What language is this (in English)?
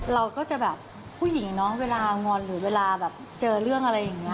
Thai